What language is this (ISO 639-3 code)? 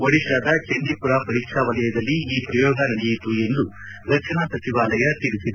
kan